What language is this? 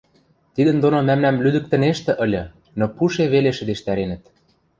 Western Mari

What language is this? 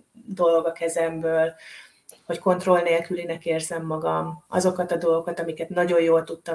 Hungarian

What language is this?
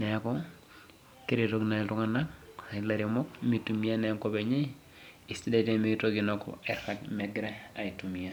Masai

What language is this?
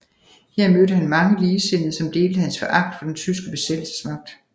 Danish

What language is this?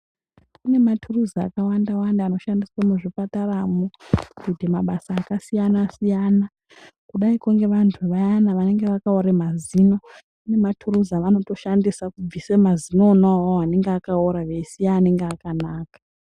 Ndau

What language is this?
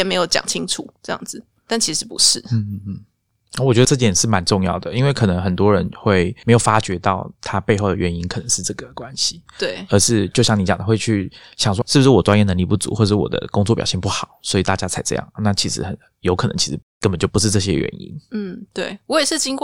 Chinese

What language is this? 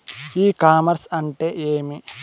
Telugu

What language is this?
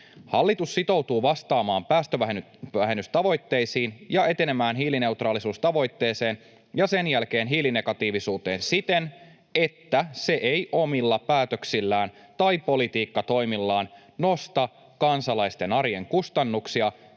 Finnish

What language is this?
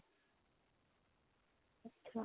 Punjabi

